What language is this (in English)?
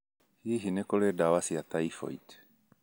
Kikuyu